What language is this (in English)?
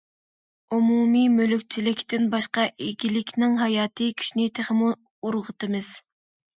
Uyghur